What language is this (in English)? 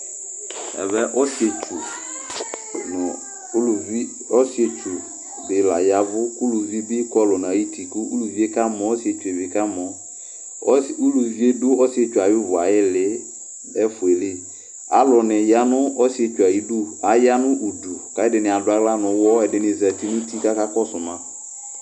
Ikposo